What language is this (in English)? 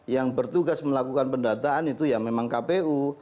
Indonesian